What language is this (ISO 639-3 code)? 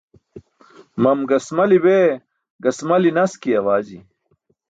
bsk